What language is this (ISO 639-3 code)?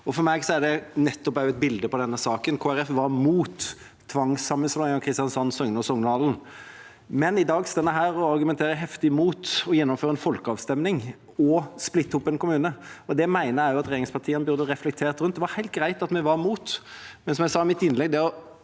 nor